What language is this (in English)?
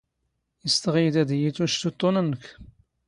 Standard Moroccan Tamazight